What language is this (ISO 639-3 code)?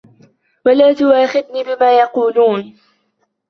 ara